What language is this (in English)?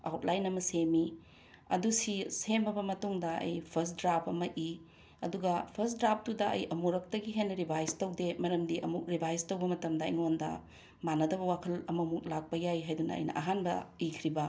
Manipuri